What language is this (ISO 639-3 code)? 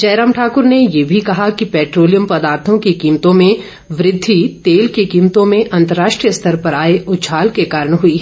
hin